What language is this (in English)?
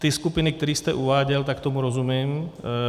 Czech